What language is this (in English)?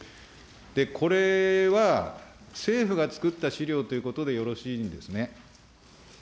Japanese